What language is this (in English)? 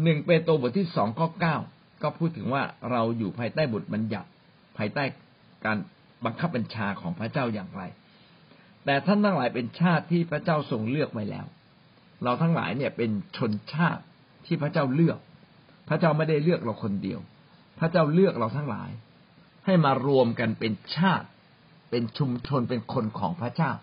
Thai